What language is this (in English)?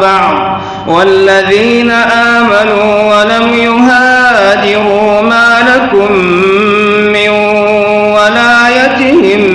Arabic